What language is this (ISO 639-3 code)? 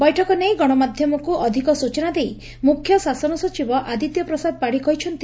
ori